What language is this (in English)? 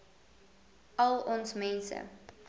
Afrikaans